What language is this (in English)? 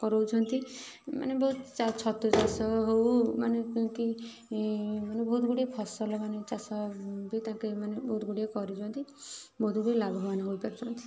Odia